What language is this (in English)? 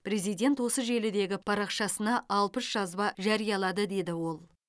Kazakh